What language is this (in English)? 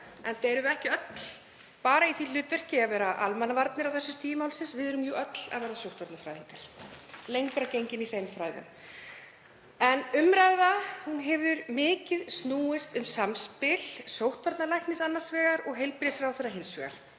Icelandic